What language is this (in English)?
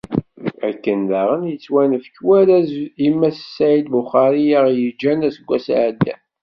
Kabyle